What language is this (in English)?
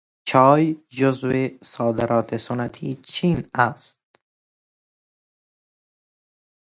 Persian